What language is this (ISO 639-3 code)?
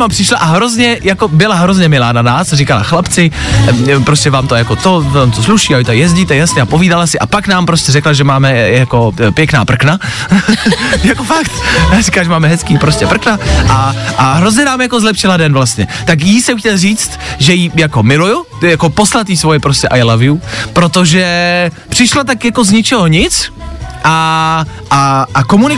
ces